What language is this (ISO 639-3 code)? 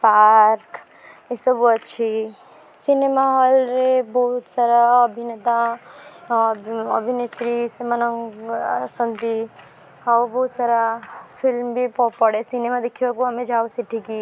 ori